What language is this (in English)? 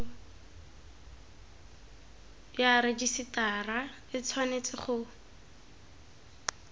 Tswana